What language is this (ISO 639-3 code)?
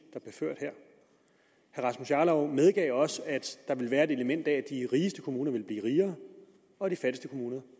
dan